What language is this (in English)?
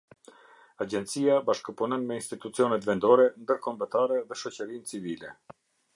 Albanian